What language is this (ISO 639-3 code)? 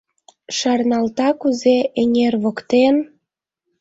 chm